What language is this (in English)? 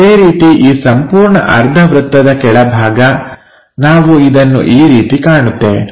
Kannada